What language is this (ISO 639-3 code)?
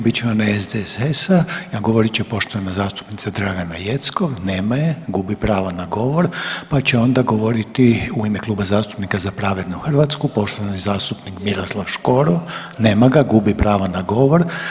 hrv